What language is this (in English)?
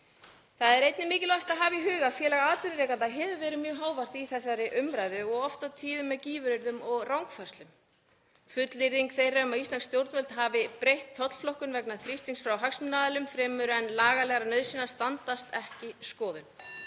Icelandic